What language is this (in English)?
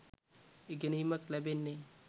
Sinhala